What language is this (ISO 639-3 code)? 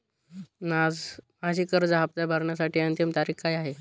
mar